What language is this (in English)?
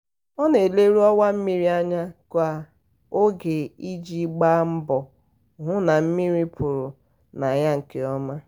Igbo